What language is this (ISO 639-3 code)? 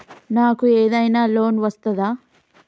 tel